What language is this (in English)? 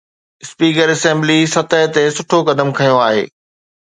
Sindhi